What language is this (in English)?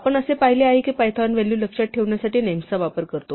Marathi